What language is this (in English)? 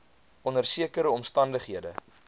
Afrikaans